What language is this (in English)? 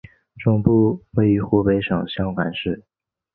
Chinese